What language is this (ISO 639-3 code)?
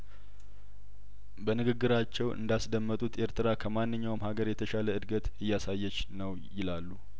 amh